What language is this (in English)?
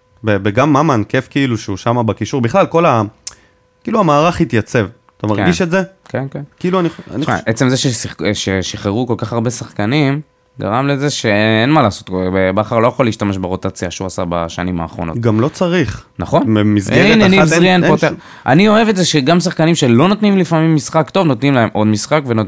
Hebrew